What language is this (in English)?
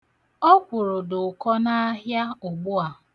Igbo